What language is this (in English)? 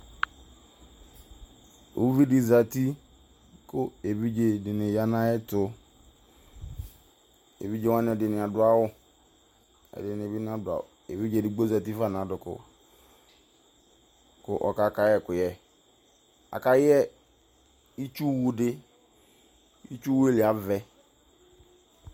Ikposo